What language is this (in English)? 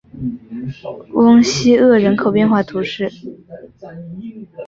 Chinese